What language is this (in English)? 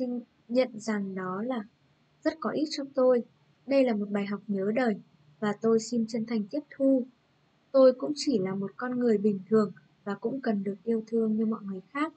Vietnamese